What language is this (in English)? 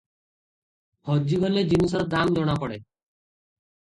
Odia